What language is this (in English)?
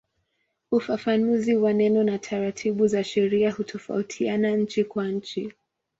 Swahili